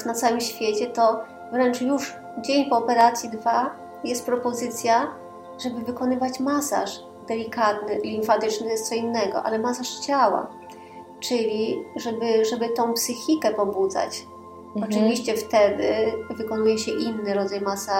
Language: Polish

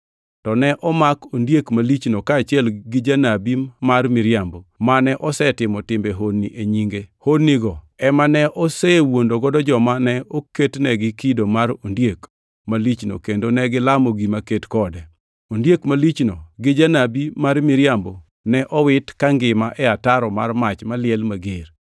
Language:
Luo (Kenya and Tanzania)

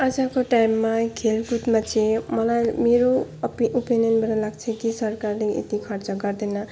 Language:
Nepali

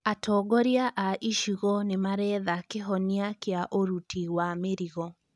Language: Kikuyu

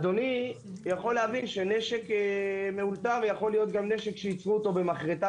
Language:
Hebrew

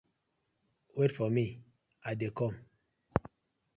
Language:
Nigerian Pidgin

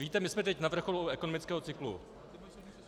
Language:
Czech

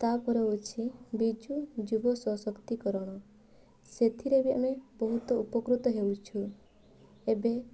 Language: Odia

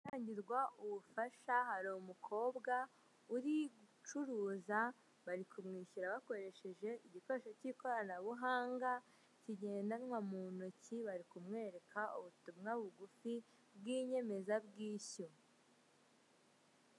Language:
Kinyarwanda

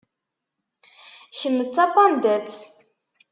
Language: Kabyle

